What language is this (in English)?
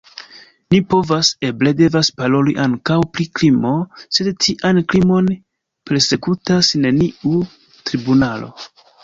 Esperanto